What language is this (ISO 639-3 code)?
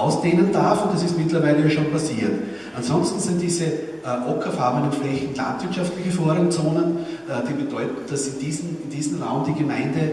deu